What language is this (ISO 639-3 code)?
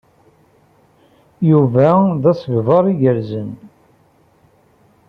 kab